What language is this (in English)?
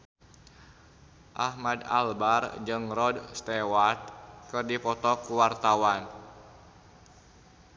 Sundanese